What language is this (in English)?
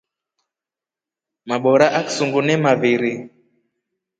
Rombo